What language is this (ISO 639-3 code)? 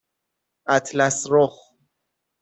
fas